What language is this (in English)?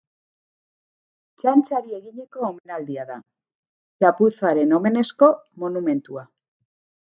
Basque